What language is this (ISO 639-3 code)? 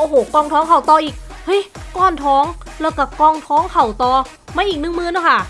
tha